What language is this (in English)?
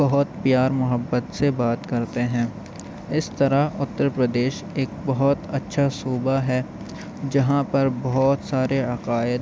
Urdu